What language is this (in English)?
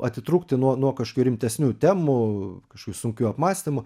Lithuanian